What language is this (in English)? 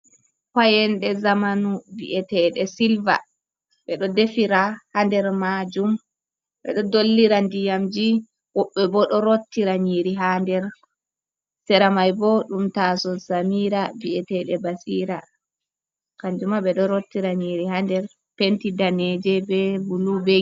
Fula